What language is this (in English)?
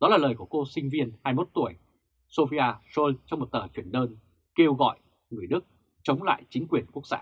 Vietnamese